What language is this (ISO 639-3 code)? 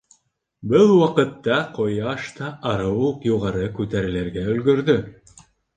bak